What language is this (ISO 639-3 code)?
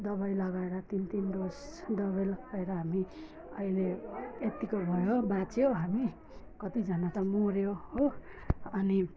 nep